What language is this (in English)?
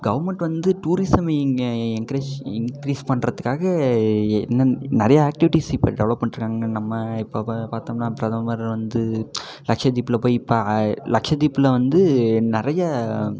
Tamil